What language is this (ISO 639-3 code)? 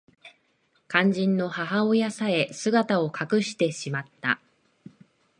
jpn